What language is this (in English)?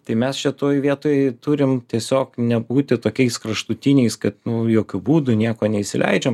Lithuanian